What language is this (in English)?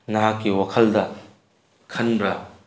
Manipuri